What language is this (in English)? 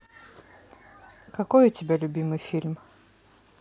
Russian